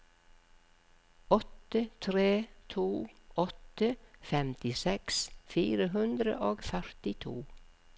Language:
Norwegian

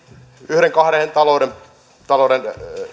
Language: Finnish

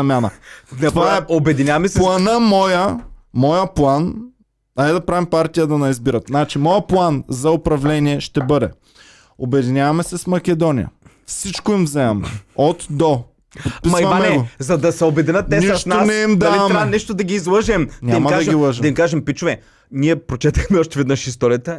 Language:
Bulgarian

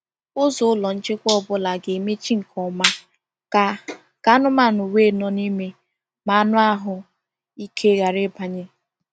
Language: Igbo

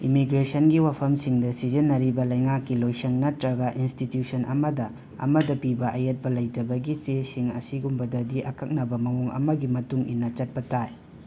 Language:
Manipuri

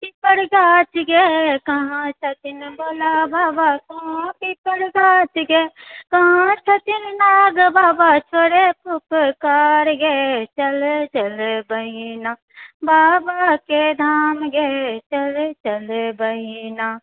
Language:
Maithili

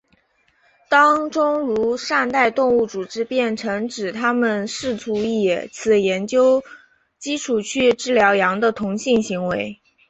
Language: Chinese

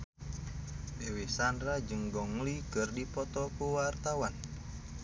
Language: Sundanese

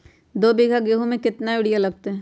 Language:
Magahi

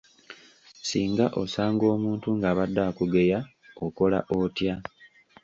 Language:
Ganda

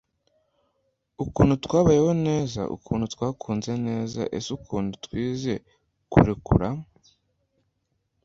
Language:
Kinyarwanda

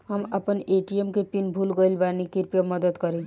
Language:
Bhojpuri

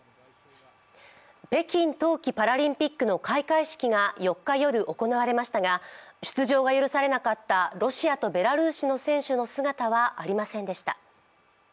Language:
Japanese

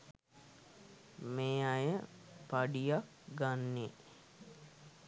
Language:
Sinhala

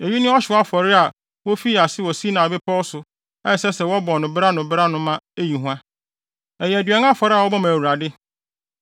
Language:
Akan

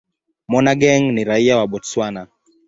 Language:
Swahili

